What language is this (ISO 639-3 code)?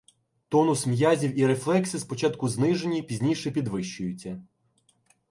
ukr